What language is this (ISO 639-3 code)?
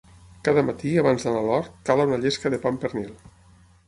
cat